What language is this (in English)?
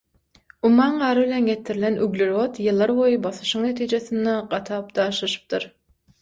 Turkmen